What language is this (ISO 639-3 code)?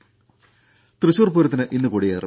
mal